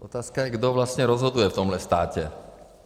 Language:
Czech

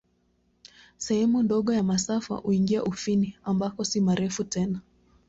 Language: Swahili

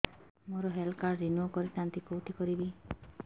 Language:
Odia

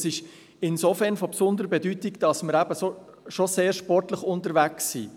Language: Swiss German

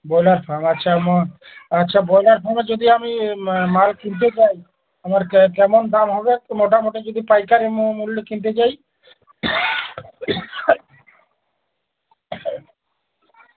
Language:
Bangla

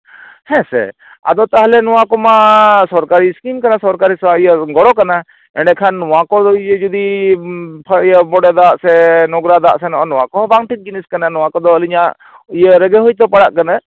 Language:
Santali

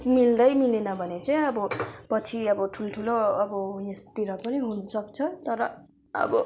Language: Nepali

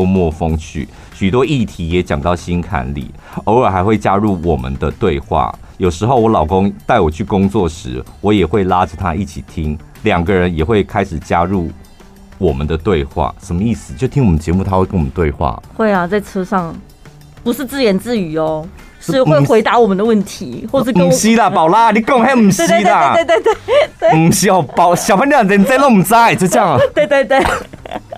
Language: Chinese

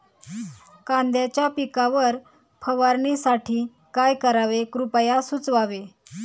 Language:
Marathi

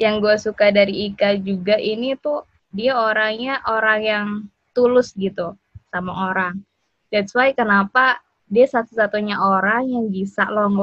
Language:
Indonesian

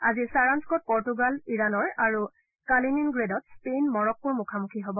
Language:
Assamese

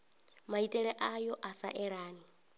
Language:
Venda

